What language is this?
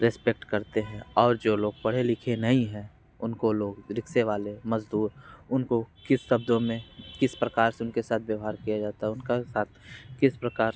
Hindi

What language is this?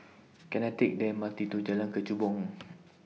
English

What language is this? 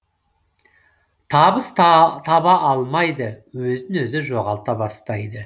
Kazakh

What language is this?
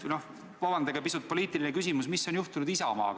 Estonian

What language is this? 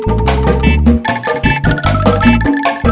Indonesian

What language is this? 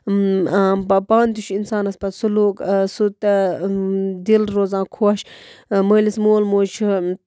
Kashmiri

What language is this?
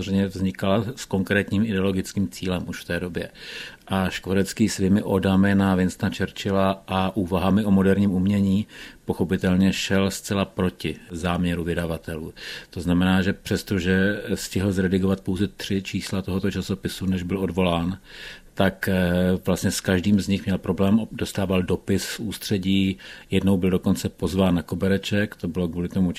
Czech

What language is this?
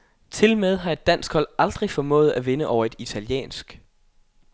Danish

